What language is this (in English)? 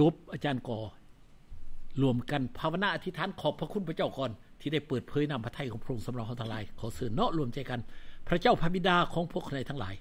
Thai